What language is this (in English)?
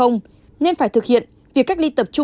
Vietnamese